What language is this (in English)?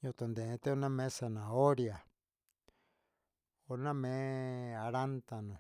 Huitepec Mixtec